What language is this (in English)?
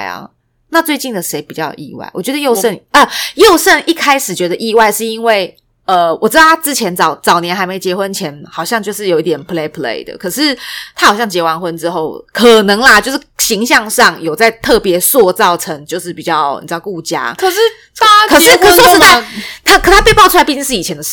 Chinese